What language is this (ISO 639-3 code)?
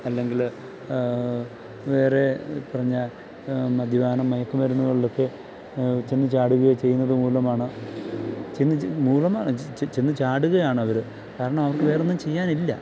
mal